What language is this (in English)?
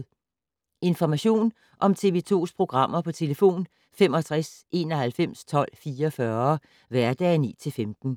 Danish